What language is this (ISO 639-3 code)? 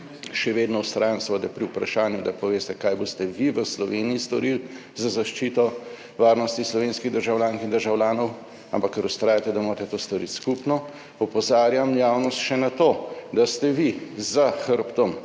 slv